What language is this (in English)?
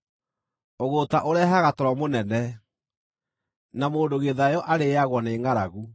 Kikuyu